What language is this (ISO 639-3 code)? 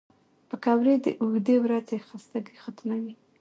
pus